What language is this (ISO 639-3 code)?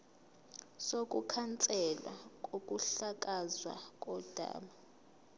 zul